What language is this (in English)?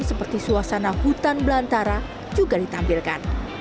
Indonesian